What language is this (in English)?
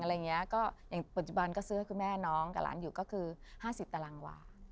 Thai